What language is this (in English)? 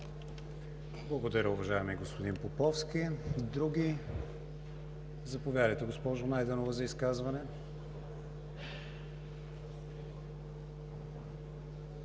Bulgarian